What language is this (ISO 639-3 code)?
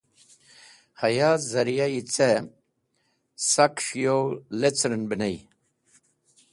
wbl